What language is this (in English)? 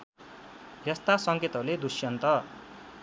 Nepali